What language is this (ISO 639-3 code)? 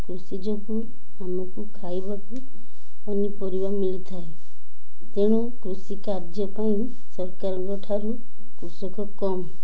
ori